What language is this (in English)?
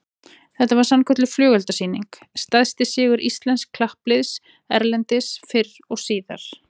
Icelandic